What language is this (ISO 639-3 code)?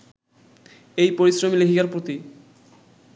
ben